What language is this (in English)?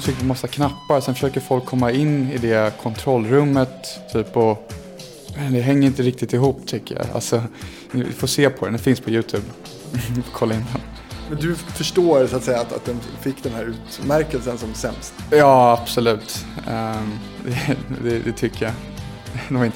Swedish